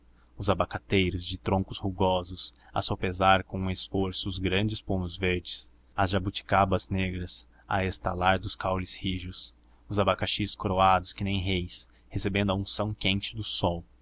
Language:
Portuguese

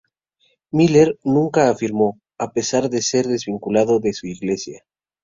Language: Spanish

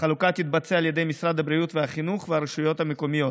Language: Hebrew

